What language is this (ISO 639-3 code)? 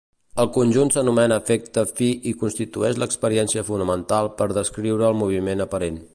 cat